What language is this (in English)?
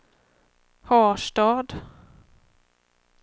Swedish